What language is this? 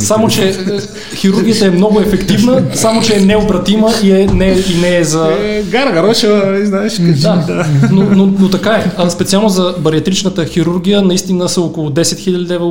Bulgarian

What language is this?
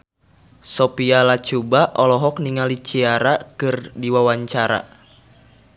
Sundanese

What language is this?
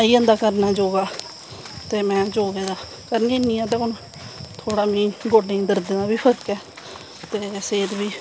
Dogri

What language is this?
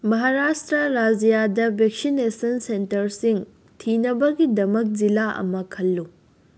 Manipuri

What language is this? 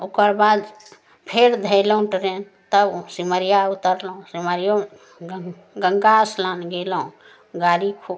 Maithili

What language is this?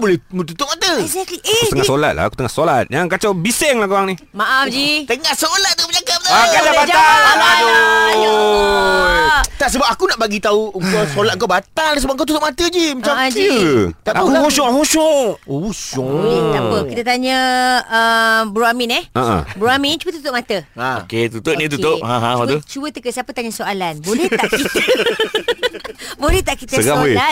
Malay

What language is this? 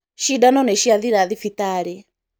Kikuyu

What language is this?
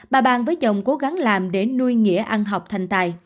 Vietnamese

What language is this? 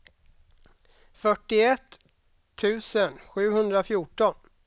Swedish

